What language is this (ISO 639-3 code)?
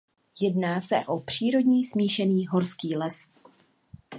ces